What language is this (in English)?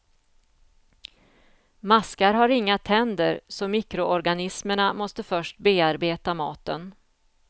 Swedish